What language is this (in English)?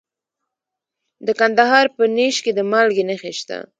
Pashto